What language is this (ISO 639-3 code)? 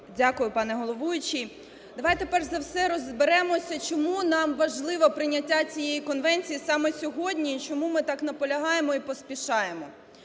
ukr